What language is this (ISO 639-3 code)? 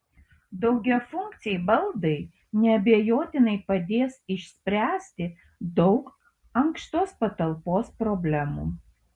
lit